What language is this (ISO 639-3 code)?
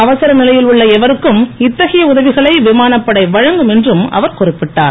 tam